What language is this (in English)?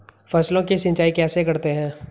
Hindi